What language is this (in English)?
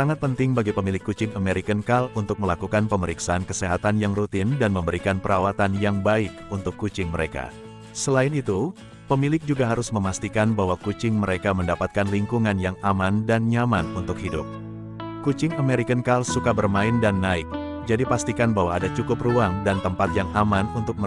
Indonesian